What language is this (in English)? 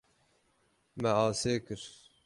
Kurdish